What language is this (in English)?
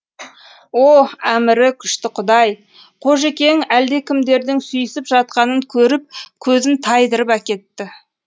Kazakh